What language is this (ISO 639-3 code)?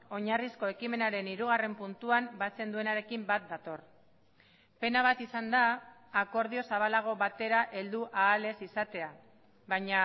eus